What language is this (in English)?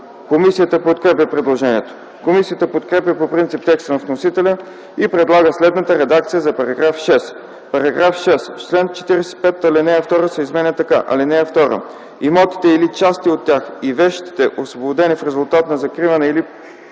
Bulgarian